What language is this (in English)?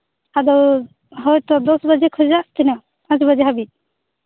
Santali